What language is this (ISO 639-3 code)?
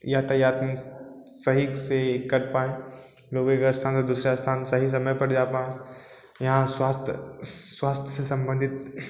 hin